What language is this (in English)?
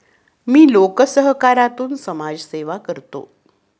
Marathi